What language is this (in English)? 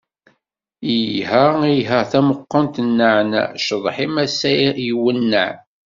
Kabyle